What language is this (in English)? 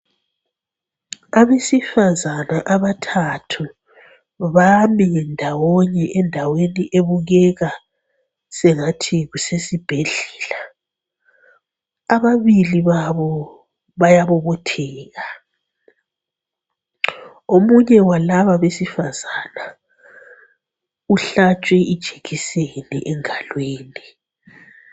North Ndebele